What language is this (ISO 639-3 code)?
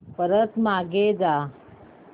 mar